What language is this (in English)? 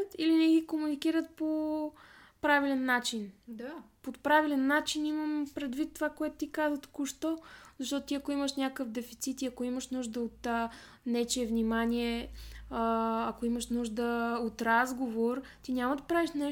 Bulgarian